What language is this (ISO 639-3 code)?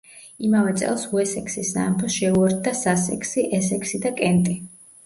kat